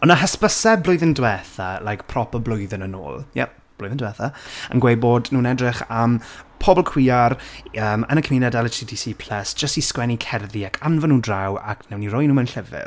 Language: Welsh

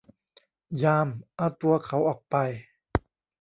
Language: Thai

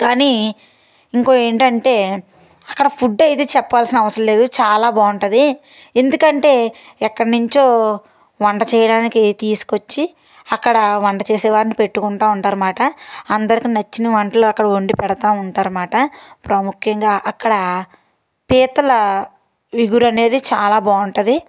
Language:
Telugu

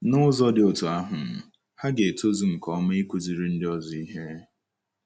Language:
Igbo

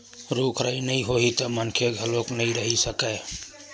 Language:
Chhattisgarhi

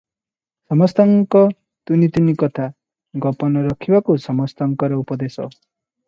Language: Odia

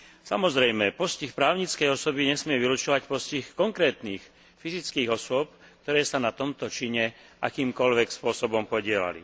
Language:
Slovak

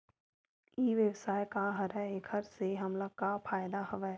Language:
Chhattisgarhi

